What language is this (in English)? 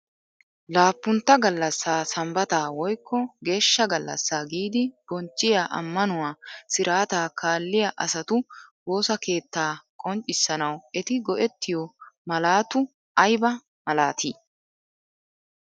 Wolaytta